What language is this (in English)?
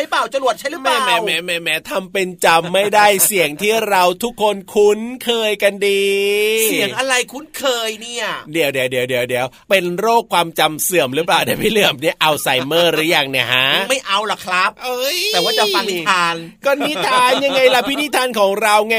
Thai